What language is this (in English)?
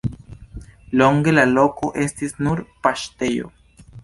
Esperanto